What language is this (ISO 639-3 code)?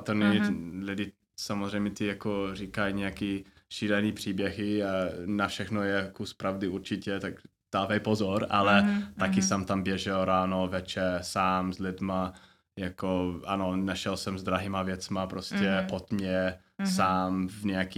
ces